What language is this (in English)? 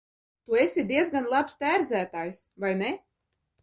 Latvian